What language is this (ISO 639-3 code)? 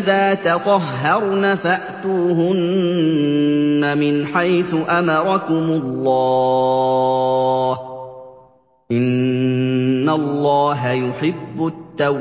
ara